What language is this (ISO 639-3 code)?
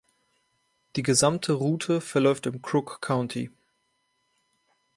deu